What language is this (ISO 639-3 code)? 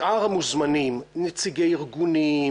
heb